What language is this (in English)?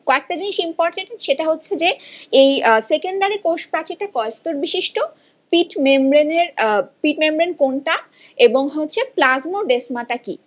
Bangla